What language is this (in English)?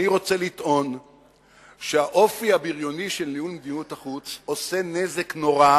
Hebrew